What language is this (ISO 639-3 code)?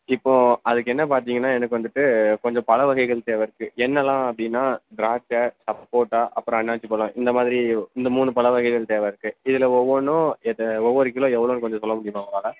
tam